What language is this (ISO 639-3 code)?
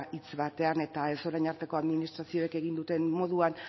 eus